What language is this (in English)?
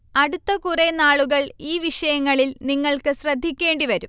Malayalam